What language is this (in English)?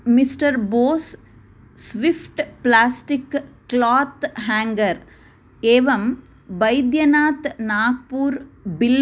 Sanskrit